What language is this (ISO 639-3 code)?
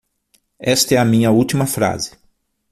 por